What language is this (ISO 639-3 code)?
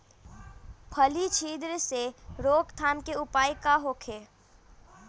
bho